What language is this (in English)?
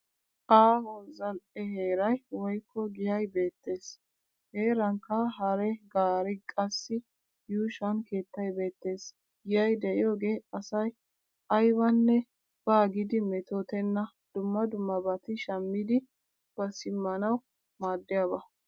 Wolaytta